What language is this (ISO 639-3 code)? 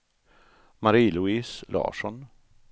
swe